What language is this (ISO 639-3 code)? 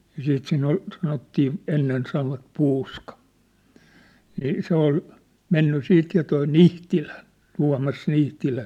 fin